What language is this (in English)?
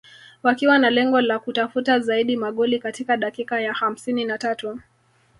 Swahili